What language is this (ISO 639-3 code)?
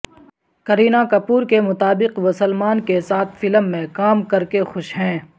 urd